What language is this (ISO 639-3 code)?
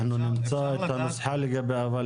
heb